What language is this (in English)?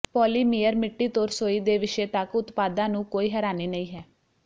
Punjabi